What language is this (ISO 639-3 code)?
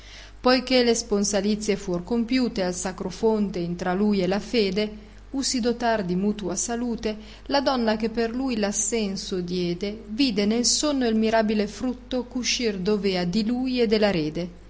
ita